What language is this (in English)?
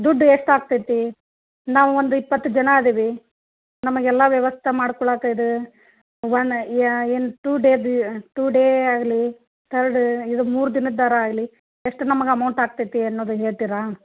Kannada